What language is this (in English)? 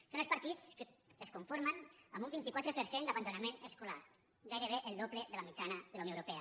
Catalan